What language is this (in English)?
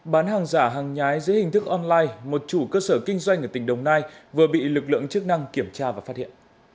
Vietnamese